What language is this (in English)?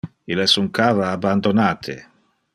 Interlingua